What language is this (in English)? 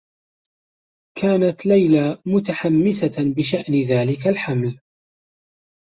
Arabic